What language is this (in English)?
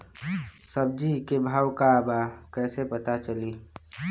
Bhojpuri